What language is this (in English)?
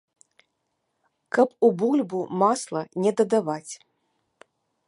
Belarusian